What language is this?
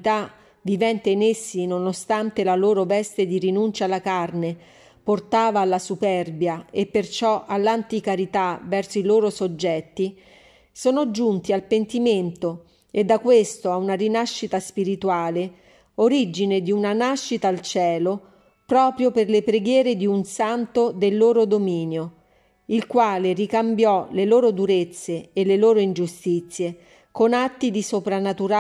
Italian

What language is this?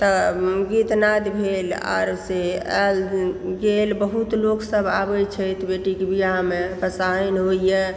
Maithili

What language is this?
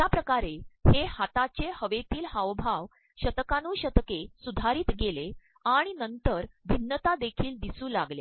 Marathi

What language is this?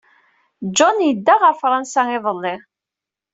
Kabyle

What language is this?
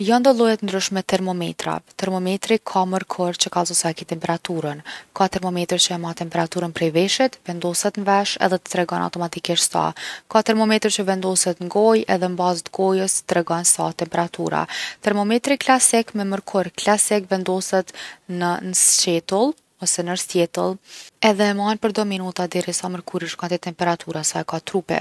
Gheg Albanian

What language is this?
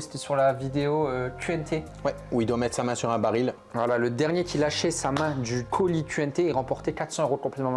French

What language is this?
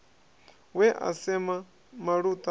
Venda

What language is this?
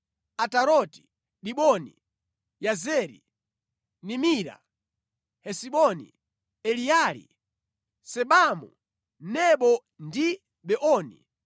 Nyanja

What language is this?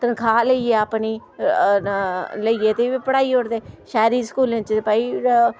Dogri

